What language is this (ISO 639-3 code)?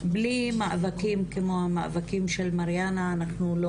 heb